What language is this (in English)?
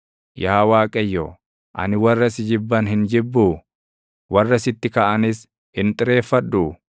Oromo